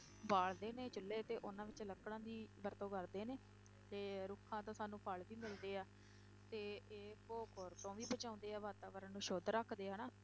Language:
Punjabi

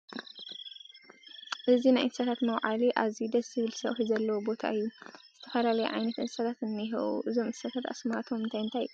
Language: Tigrinya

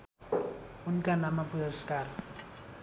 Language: Nepali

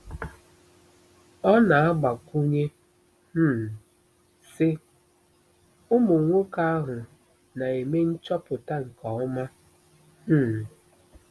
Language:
Igbo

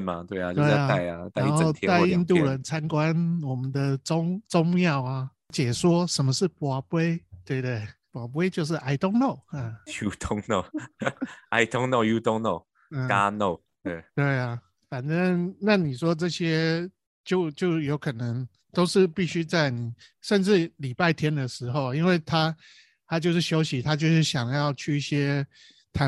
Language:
Chinese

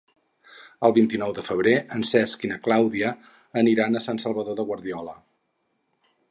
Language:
Catalan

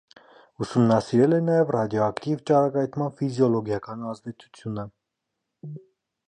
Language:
Armenian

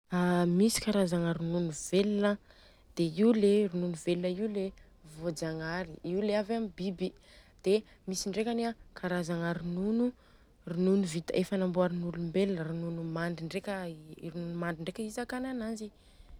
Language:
Southern Betsimisaraka Malagasy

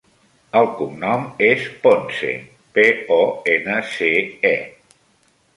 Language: Catalan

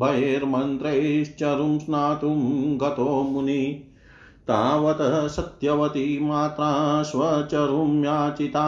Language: Hindi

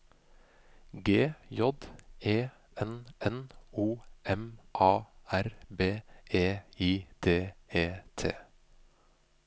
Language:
Norwegian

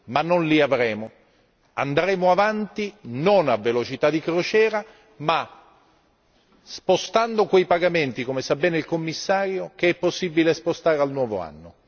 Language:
Italian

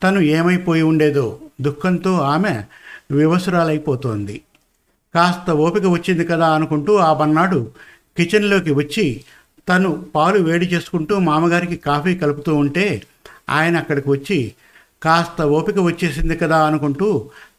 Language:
Telugu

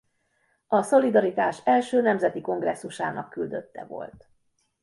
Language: Hungarian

